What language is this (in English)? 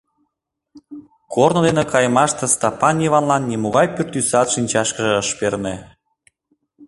Mari